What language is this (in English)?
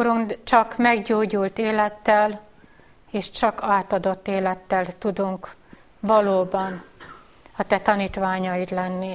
Hungarian